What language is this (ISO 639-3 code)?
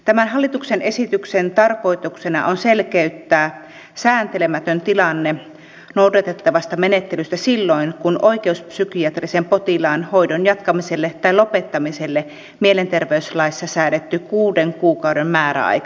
fin